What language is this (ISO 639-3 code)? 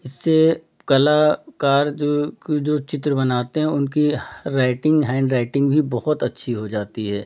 hin